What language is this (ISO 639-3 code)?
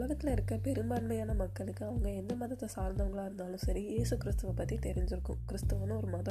tam